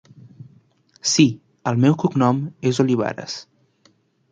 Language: Catalan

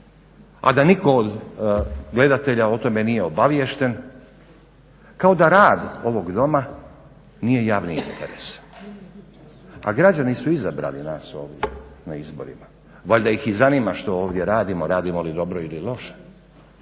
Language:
Croatian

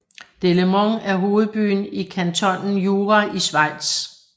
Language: Danish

